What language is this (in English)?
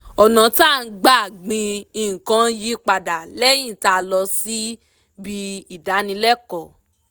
Yoruba